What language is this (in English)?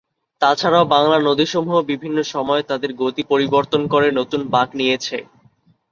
Bangla